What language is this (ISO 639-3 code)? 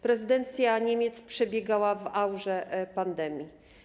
pol